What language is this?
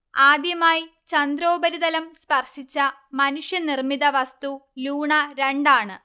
Malayalam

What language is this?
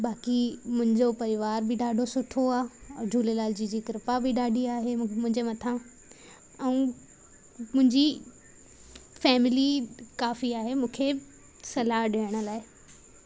Sindhi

